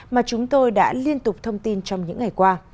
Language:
Vietnamese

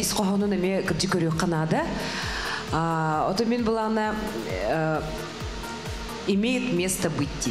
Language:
Lithuanian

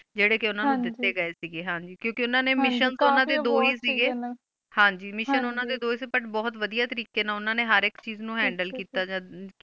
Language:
Punjabi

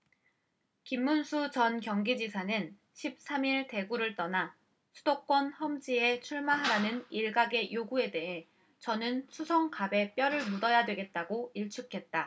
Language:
Korean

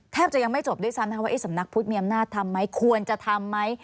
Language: Thai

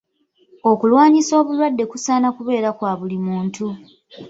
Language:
Ganda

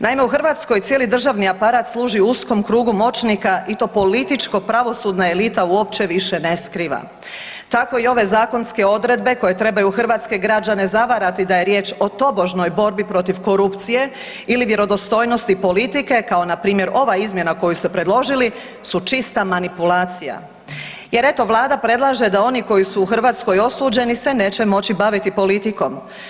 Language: Croatian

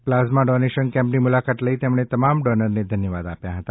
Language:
Gujarati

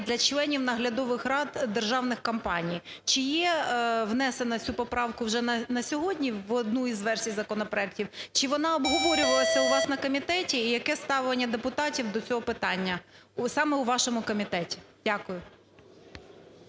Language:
Ukrainian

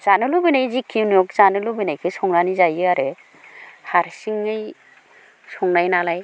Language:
Bodo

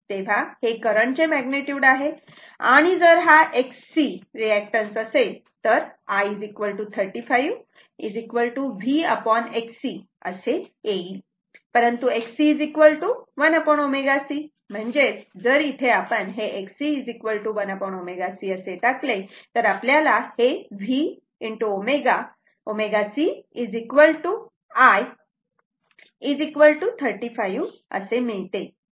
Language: Marathi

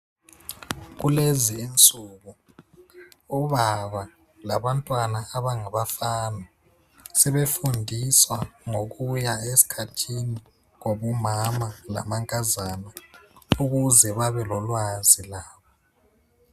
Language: North Ndebele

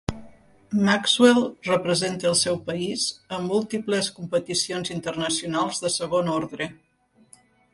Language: Catalan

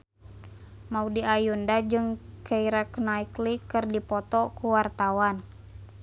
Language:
Sundanese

